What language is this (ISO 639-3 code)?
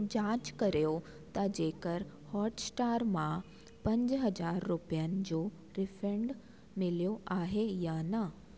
snd